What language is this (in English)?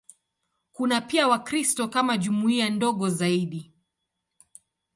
Swahili